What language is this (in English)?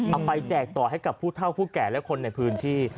Thai